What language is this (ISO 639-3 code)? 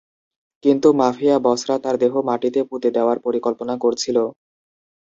ben